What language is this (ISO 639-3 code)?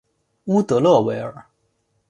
zho